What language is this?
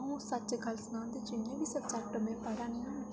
Dogri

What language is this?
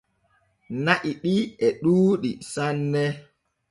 Borgu Fulfulde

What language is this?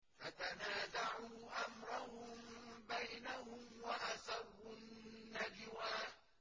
Arabic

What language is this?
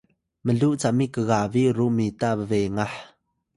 Atayal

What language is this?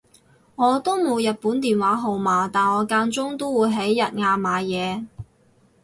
Cantonese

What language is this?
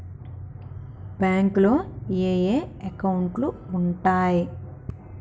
Telugu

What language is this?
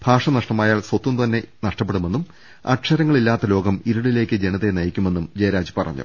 Malayalam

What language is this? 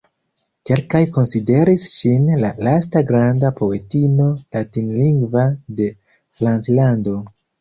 Esperanto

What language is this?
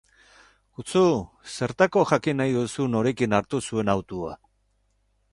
Basque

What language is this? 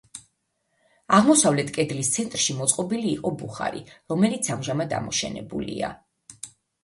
Georgian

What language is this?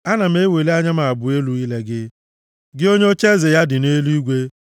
Igbo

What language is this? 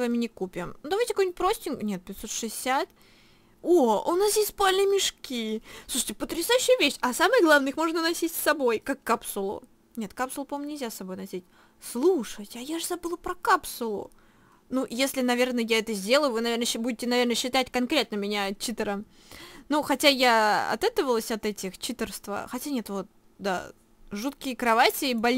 Russian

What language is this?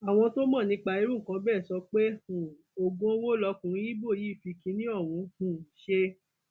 Yoruba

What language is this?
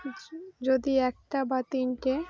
Bangla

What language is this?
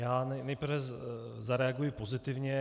Czech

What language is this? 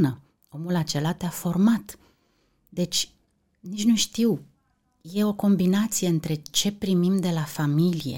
Romanian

